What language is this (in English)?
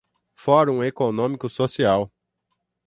Portuguese